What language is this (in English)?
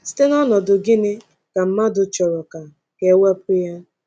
Igbo